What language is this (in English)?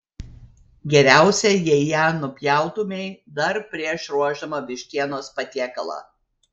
Lithuanian